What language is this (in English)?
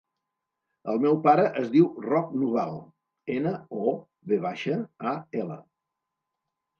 Catalan